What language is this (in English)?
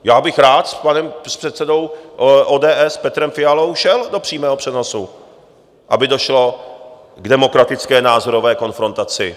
Czech